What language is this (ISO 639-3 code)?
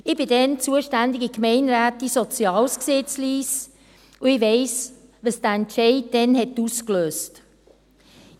gsw